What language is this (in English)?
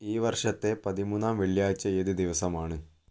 Malayalam